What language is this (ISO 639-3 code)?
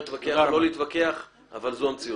heb